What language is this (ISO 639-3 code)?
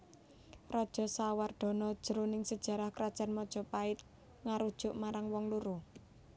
jav